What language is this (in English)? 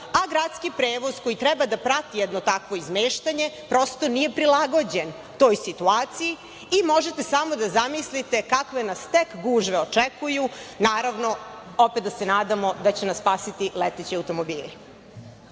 Serbian